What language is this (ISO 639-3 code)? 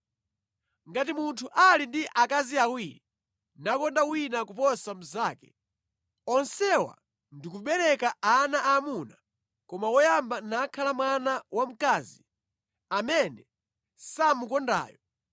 nya